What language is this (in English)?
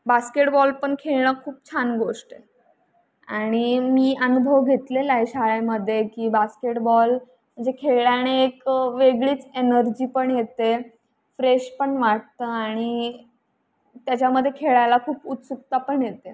Marathi